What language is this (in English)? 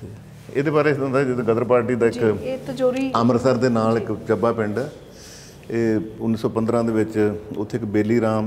Punjabi